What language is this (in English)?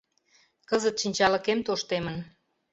Mari